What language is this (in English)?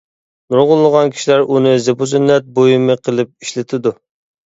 Uyghur